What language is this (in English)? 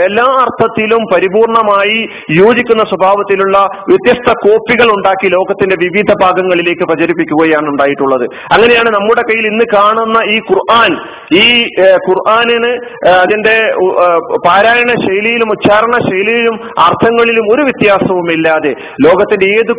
Malayalam